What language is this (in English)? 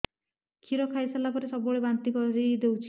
Odia